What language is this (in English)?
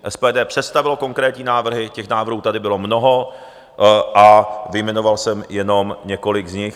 Czech